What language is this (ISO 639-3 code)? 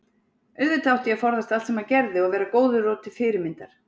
isl